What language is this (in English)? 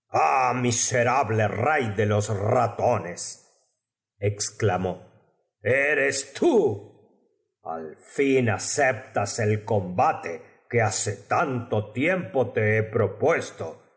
Spanish